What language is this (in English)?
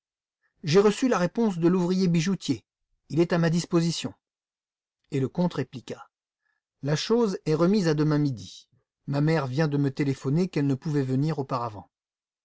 French